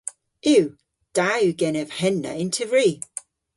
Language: Cornish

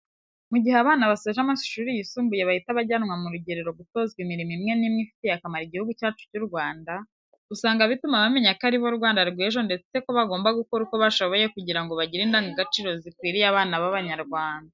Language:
Kinyarwanda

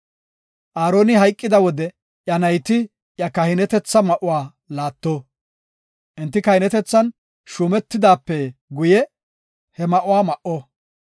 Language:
Gofa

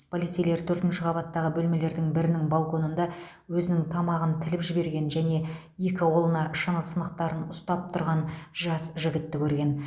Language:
Kazakh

